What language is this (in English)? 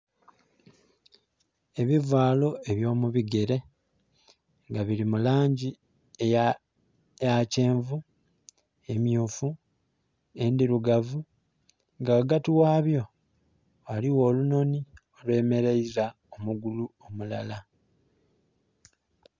Soga